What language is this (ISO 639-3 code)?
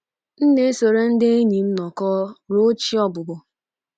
ibo